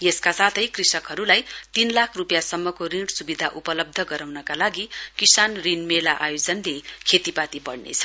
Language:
Nepali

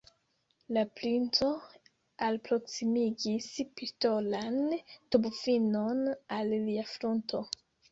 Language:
Esperanto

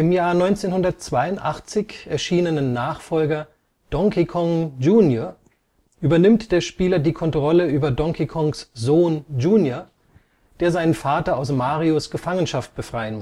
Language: German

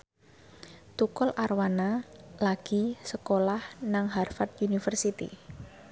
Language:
Javanese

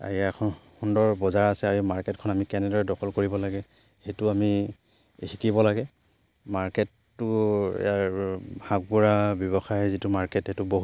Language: Assamese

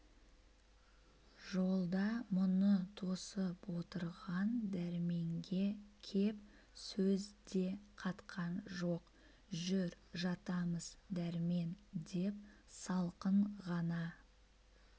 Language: Kazakh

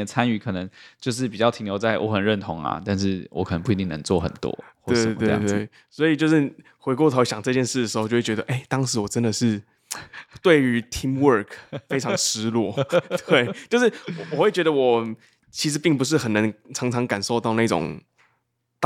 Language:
Chinese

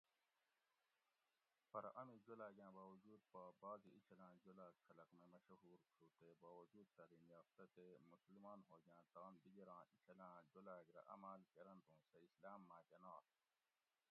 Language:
Gawri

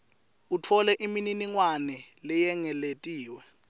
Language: Swati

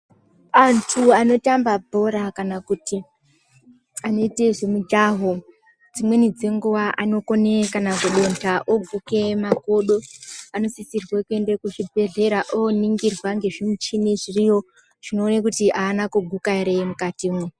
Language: Ndau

